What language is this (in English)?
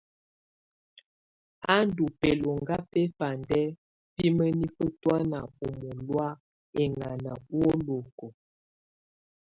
Tunen